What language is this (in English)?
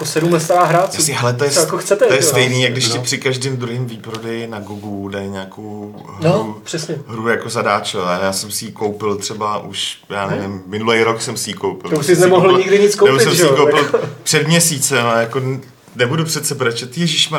Czech